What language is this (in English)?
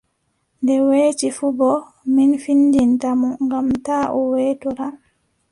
Adamawa Fulfulde